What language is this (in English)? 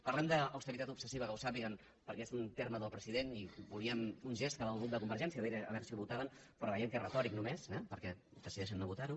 Catalan